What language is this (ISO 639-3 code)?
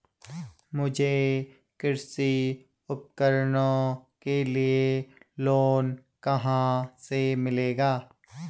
hin